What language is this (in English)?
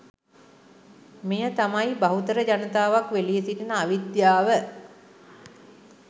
Sinhala